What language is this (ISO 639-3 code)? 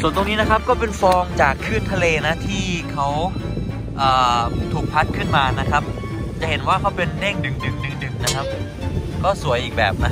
tha